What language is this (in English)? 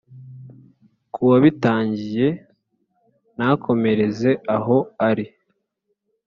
Kinyarwanda